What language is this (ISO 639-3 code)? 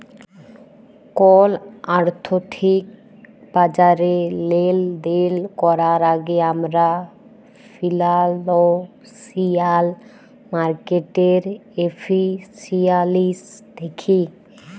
ben